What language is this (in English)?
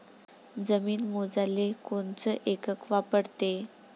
Marathi